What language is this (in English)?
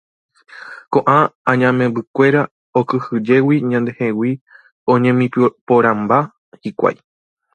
Guarani